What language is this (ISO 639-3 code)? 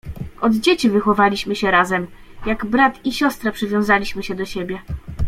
pol